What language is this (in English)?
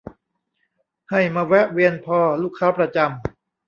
Thai